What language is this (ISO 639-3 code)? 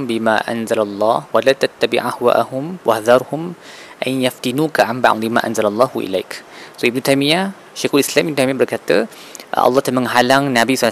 msa